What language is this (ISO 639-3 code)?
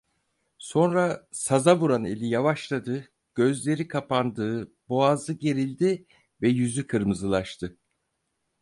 tur